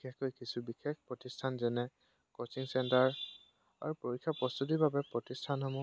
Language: Assamese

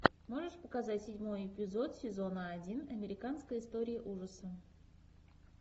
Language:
Russian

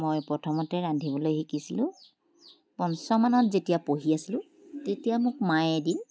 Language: Assamese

